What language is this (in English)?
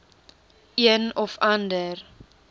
Afrikaans